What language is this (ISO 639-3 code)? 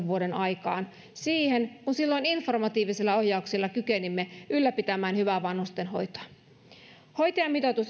fin